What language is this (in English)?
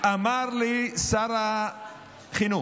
Hebrew